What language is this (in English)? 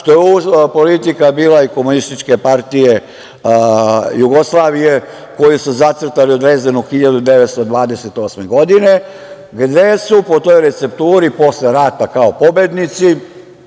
Serbian